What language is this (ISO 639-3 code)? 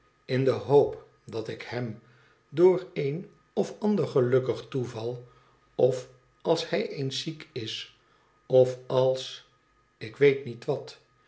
nld